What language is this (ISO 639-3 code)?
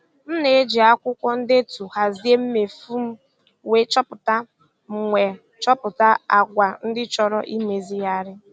ibo